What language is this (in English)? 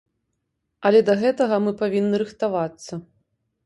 Belarusian